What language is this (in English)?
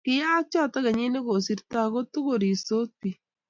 Kalenjin